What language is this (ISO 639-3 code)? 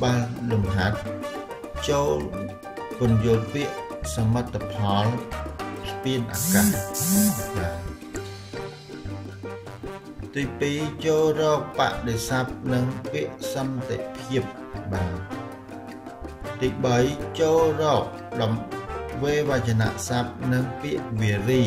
vie